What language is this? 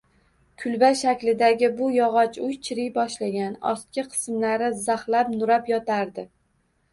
Uzbek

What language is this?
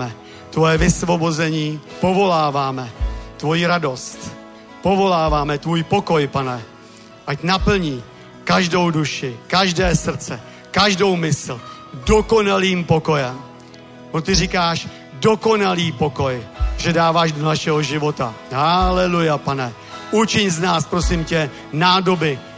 Czech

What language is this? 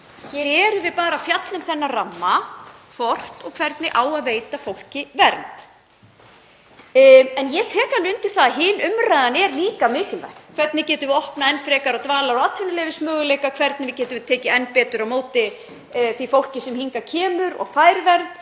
Icelandic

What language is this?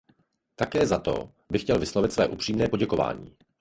Czech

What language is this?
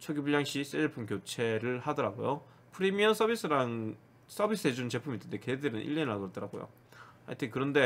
Korean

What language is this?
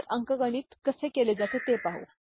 Marathi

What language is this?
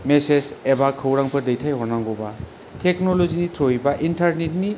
Bodo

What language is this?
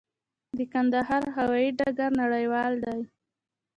Pashto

